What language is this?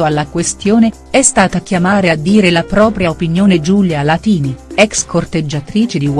Italian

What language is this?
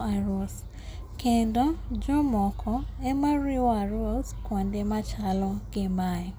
Luo (Kenya and Tanzania)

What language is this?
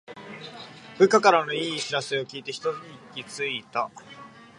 Japanese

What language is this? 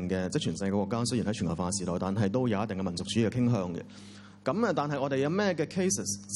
Chinese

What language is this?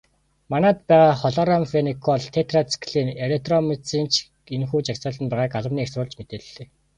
Mongolian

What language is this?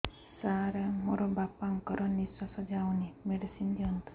Odia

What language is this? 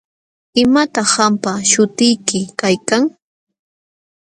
Jauja Wanca Quechua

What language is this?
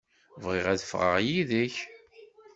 Kabyle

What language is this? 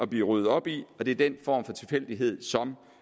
Danish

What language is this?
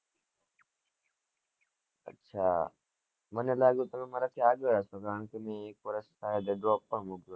Gujarati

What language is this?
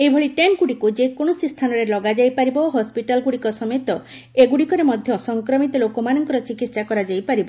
Odia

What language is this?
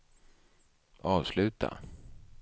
Swedish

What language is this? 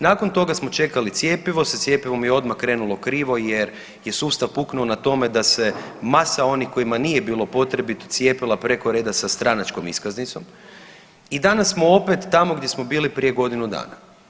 Croatian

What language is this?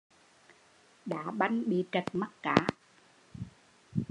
Vietnamese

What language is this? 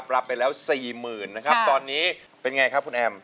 Thai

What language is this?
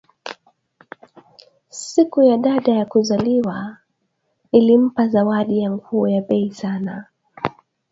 Swahili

